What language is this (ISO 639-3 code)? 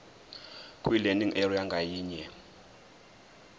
zul